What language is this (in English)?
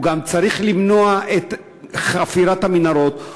Hebrew